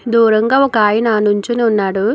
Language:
Telugu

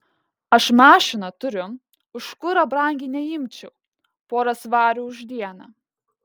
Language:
Lithuanian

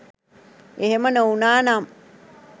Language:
Sinhala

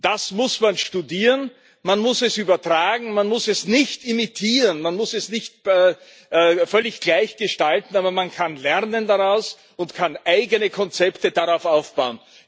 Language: German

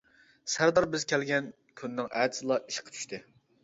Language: Uyghur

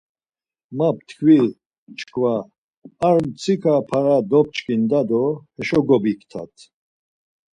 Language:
Laz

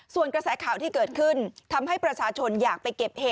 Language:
Thai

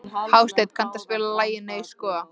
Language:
Icelandic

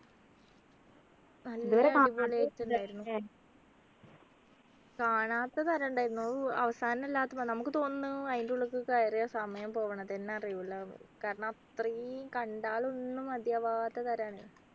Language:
Malayalam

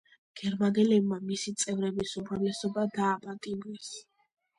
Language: Georgian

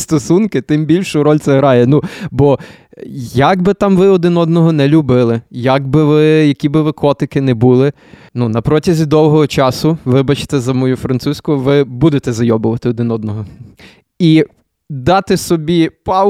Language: Ukrainian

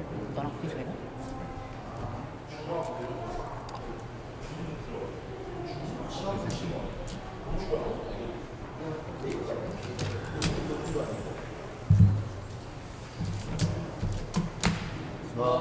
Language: Korean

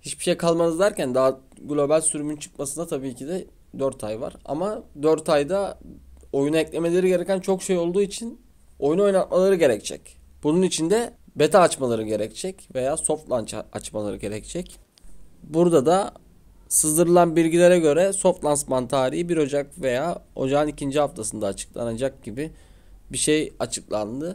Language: Turkish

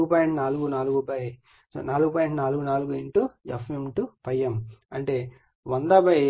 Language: Telugu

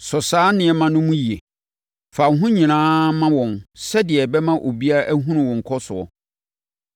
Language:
Akan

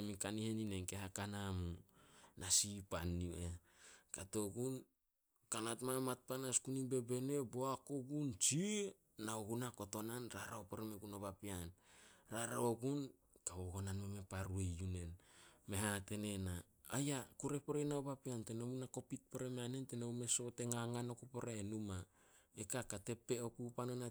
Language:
Solos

